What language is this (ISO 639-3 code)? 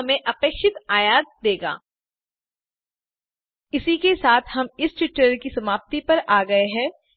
hin